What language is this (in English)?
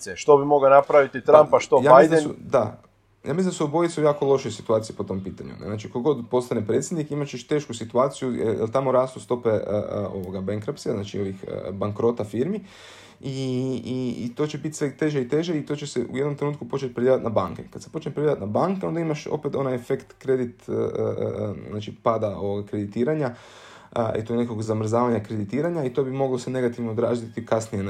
Croatian